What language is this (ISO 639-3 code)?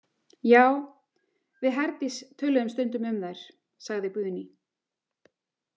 isl